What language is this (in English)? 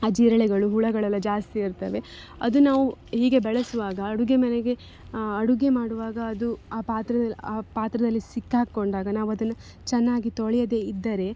Kannada